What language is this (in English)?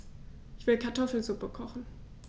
German